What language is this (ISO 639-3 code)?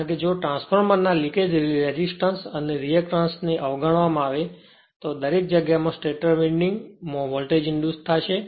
guj